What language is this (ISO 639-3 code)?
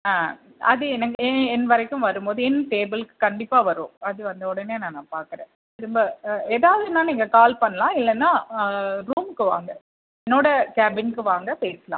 tam